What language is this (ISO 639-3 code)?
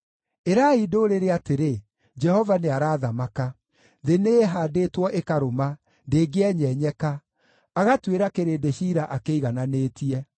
kik